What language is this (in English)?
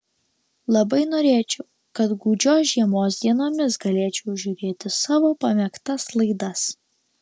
Lithuanian